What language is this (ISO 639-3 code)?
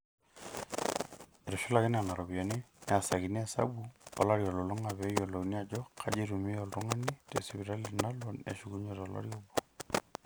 mas